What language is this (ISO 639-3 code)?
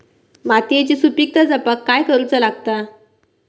mar